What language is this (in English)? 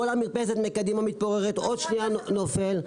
Hebrew